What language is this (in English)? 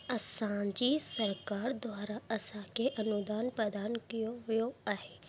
Sindhi